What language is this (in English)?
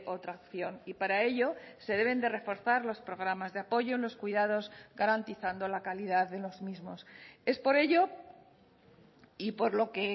Spanish